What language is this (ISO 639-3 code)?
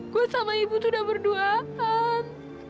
ind